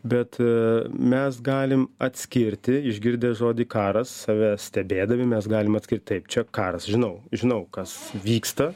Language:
Lithuanian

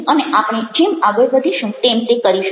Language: Gujarati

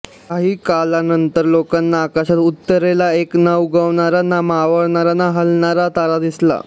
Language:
Marathi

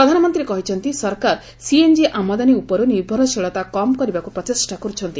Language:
Odia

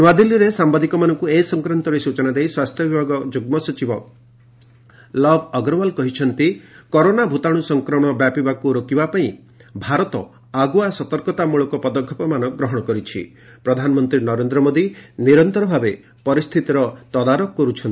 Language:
Odia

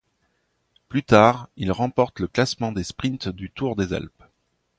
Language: French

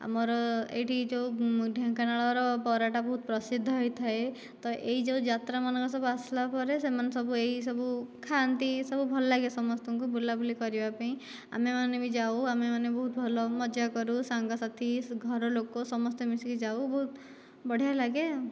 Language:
Odia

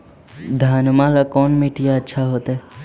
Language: Magahi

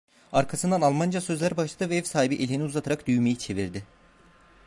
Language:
Turkish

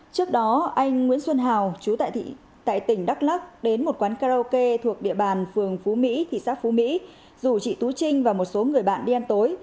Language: Vietnamese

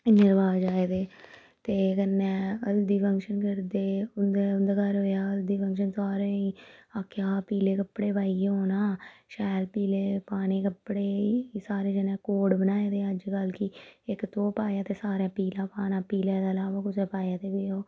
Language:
Dogri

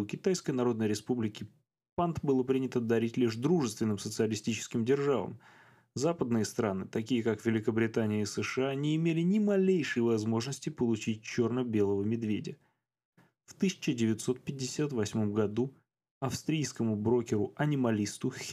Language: Russian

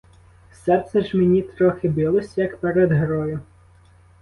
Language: Ukrainian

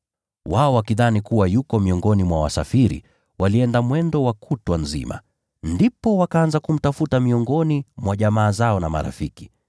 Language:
Swahili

